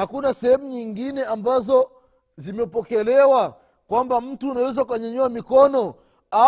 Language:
Swahili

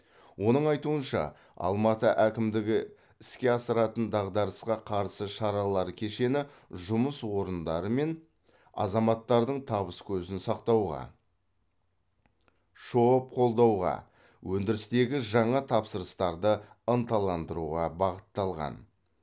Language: Kazakh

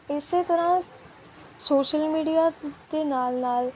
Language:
Punjabi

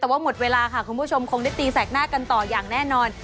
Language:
Thai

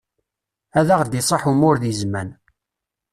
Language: Kabyle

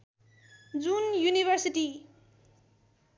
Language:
Nepali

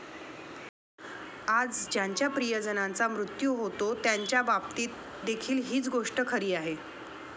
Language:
Marathi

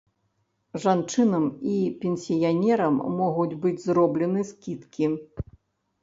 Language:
Belarusian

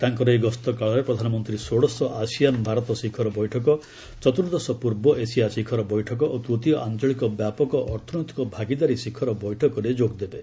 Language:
Odia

